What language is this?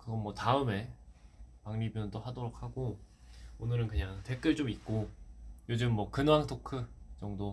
Korean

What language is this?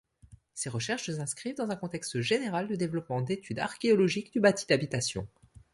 French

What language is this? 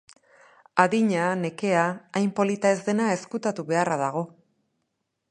Basque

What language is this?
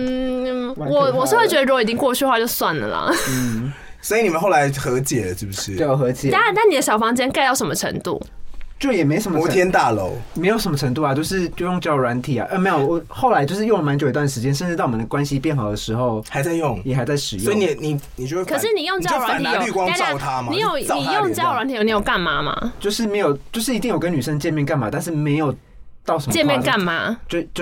Chinese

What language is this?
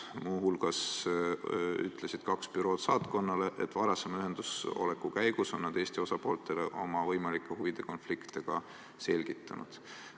Estonian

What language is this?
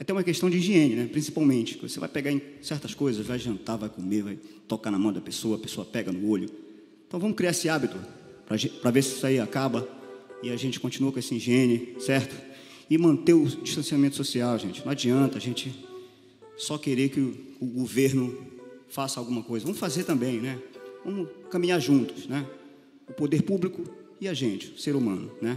Portuguese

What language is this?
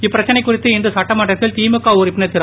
Tamil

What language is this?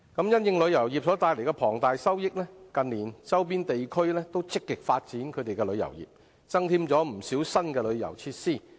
Cantonese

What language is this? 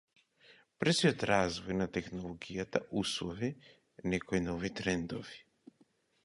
Macedonian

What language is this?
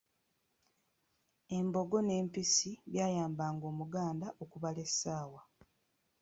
Ganda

